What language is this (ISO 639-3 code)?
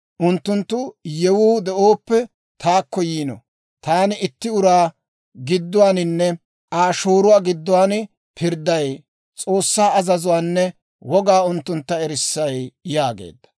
dwr